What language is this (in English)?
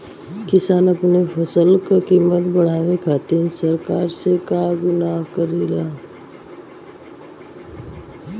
Bhojpuri